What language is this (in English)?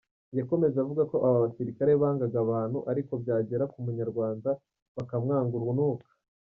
Kinyarwanda